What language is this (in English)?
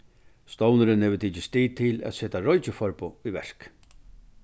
Faroese